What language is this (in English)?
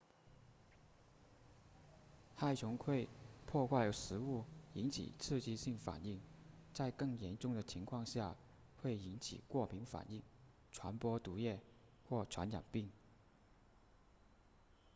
Chinese